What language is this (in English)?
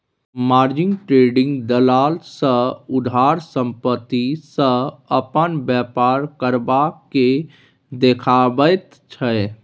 Maithili